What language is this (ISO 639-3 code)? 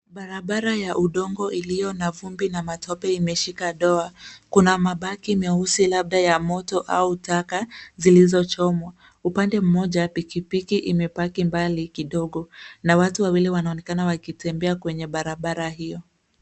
swa